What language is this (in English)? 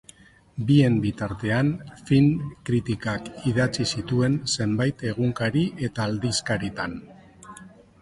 Basque